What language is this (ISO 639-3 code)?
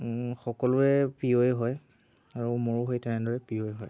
asm